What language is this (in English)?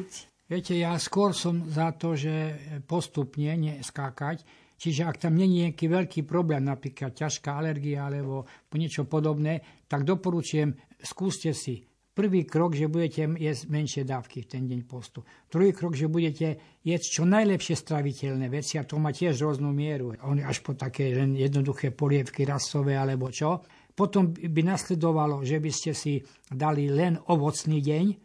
Slovak